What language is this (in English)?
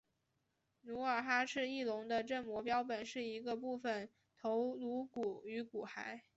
Chinese